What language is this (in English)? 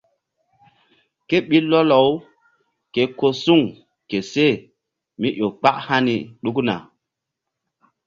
Mbum